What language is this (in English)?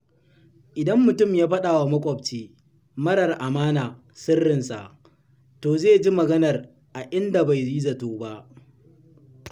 Hausa